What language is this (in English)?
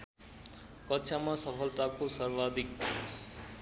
Nepali